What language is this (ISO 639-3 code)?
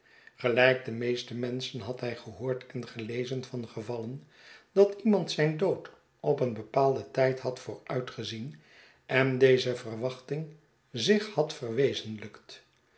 nld